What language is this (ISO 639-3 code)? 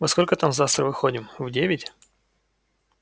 rus